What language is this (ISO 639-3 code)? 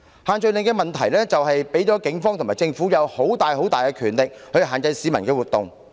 yue